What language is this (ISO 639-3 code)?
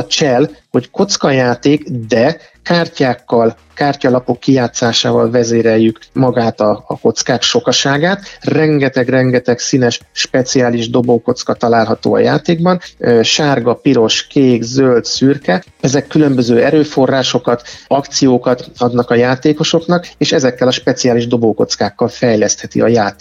hun